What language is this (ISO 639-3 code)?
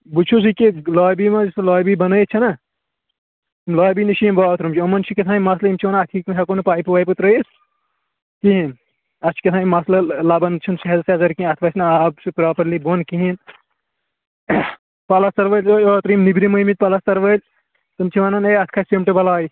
kas